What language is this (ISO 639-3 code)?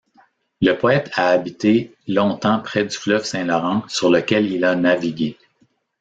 fra